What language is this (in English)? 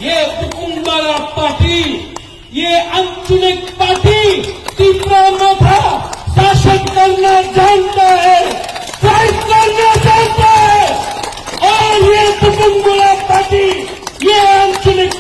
Hindi